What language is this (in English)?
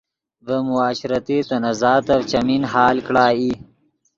Yidgha